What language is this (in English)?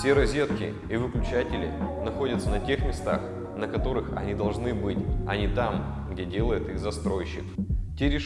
Russian